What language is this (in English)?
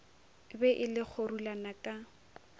Northern Sotho